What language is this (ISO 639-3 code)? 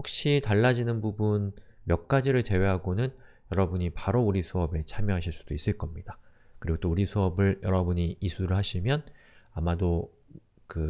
kor